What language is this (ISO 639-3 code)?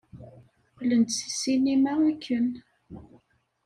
kab